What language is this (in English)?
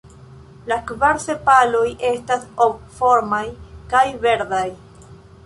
Esperanto